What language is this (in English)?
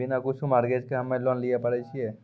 Maithili